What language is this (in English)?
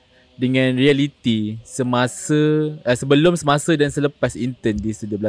Malay